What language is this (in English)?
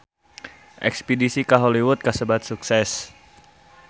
Sundanese